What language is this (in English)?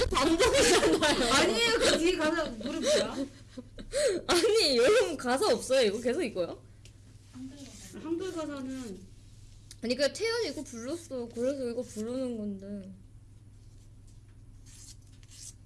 Korean